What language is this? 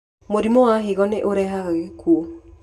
Kikuyu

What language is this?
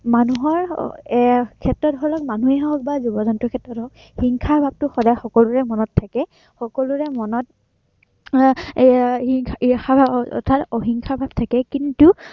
Assamese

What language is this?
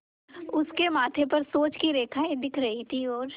Hindi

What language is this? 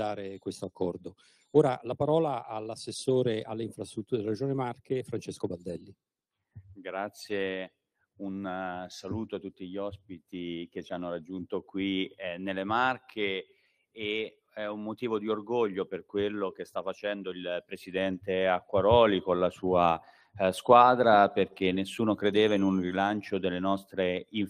Italian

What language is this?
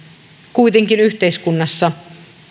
Finnish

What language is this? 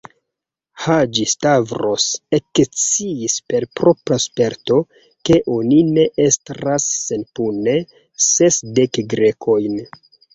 Esperanto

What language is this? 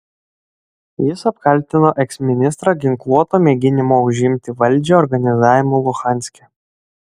Lithuanian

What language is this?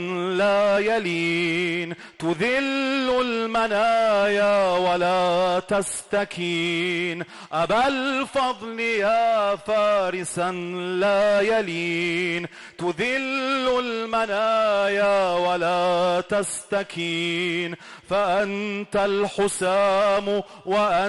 Arabic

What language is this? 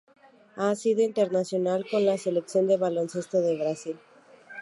Spanish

